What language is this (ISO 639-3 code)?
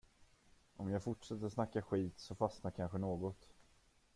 swe